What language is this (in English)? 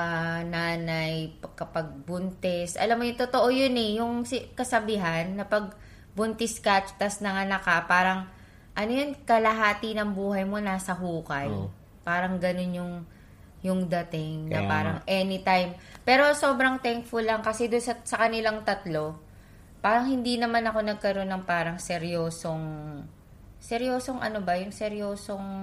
Filipino